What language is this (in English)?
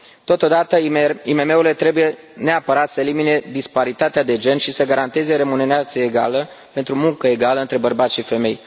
Romanian